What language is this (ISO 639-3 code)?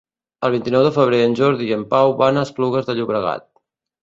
cat